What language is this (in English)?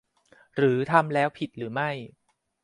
Thai